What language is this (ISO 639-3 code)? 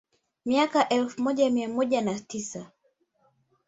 swa